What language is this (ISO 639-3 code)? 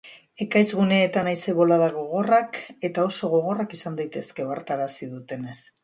eus